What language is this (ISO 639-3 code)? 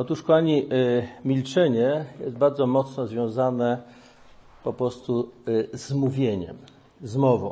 pol